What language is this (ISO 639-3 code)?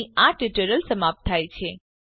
guj